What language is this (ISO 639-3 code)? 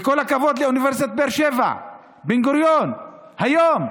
heb